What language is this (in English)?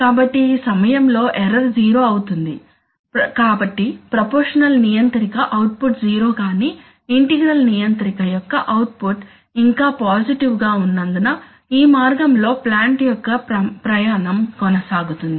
Telugu